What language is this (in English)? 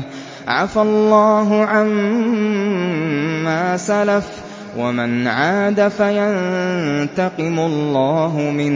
Arabic